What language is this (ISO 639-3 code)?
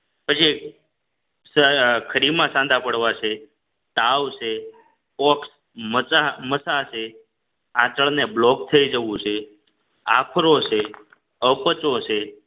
guj